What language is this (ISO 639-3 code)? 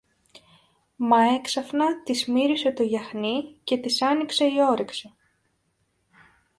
ell